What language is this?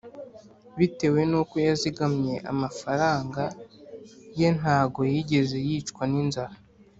Kinyarwanda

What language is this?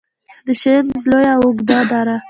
Pashto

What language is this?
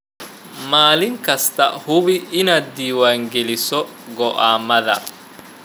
Somali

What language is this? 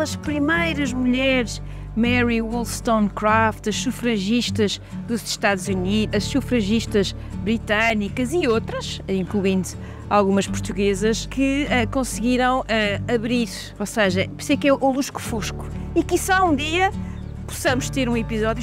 Portuguese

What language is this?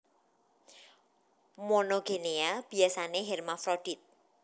Javanese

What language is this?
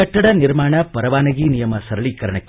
Kannada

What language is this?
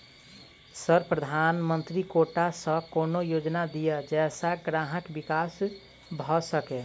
Maithili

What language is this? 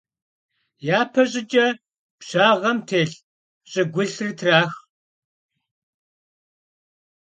Kabardian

